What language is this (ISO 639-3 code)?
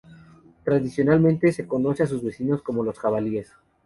spa